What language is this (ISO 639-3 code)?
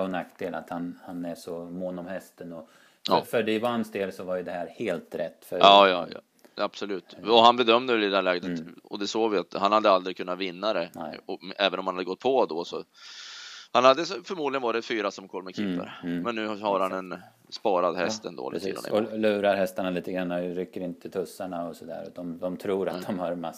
swe